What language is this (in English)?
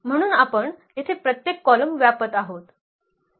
Marathi